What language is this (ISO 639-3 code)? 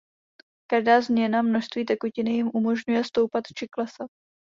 ces